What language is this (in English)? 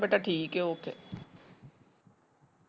Punjabi